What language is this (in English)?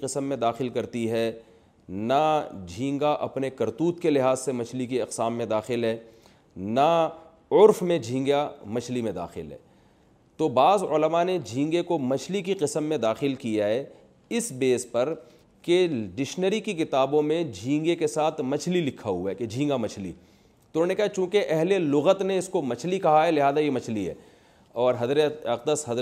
Urdu